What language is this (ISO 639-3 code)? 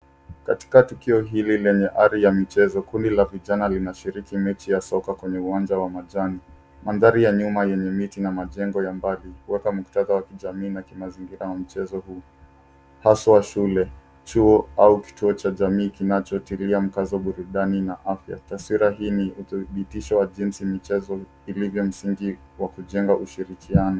swa